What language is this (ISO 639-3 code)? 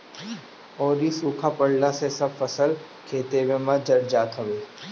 bho